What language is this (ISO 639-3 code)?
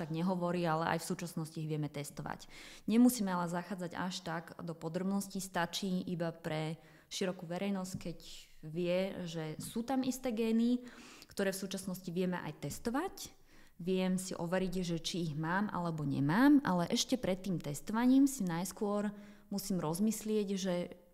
slk